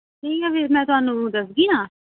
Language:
Dogri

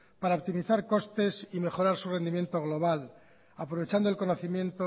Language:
Spanish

